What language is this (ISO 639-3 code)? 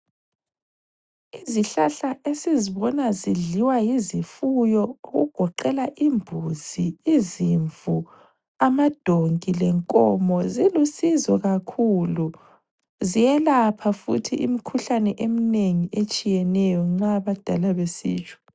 nde